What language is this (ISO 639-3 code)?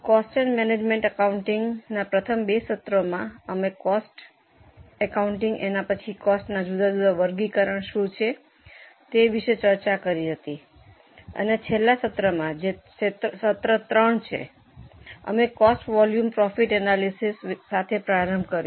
guj